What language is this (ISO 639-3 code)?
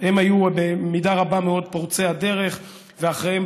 heb